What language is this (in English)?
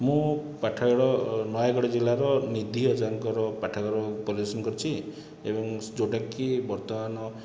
Odia